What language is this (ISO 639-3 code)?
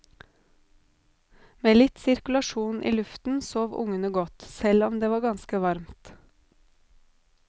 nor